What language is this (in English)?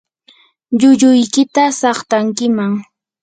Yanahuanca Pasco Quechua